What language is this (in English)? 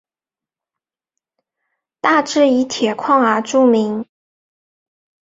Chinese